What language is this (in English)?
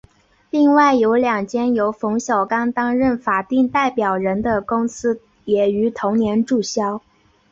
Chinese